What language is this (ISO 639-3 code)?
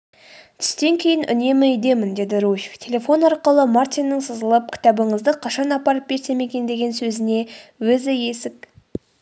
kaz